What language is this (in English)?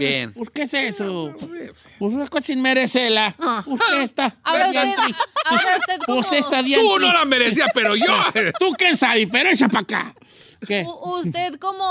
Spanish